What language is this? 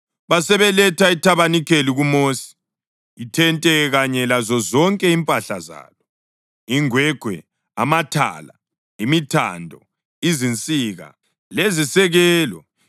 North Ndebele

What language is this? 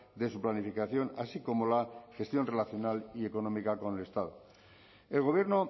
Spanish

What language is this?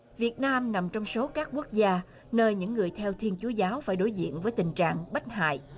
Vietnamese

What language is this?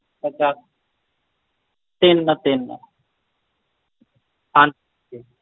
Punjabi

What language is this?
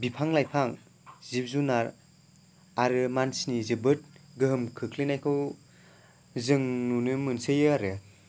Bodo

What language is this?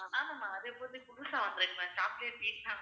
Tamil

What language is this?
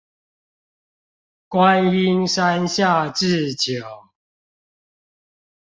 Chinese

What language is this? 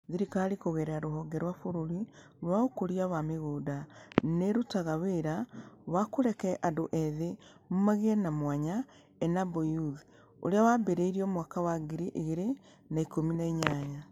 Kikuyu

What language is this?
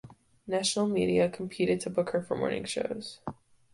English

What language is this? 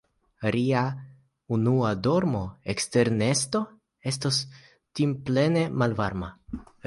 Esperanto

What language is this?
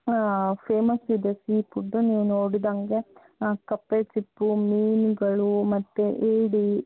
Kannada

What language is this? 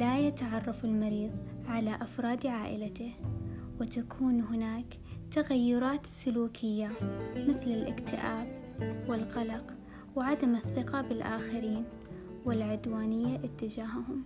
Arabic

